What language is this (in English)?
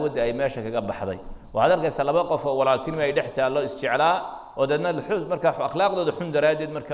Arabic